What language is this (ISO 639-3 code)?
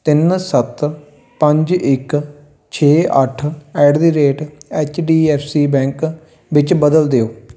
pan